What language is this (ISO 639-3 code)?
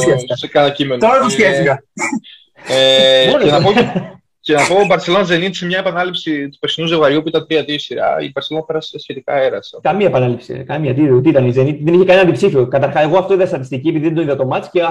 ell